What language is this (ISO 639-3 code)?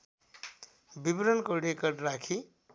nep